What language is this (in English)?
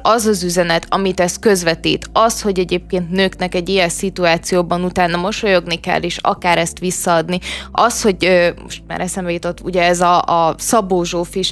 Hungarian